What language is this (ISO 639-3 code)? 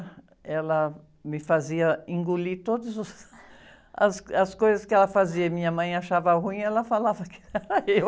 por